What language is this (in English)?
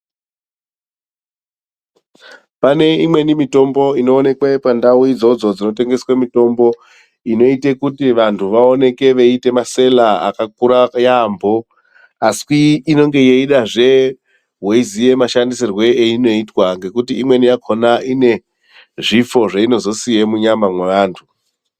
Ndau